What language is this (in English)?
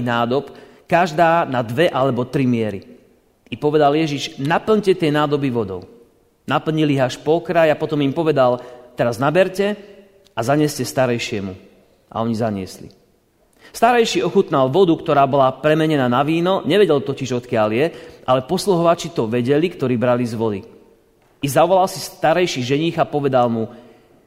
Slovak